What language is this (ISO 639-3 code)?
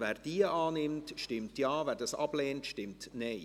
gsw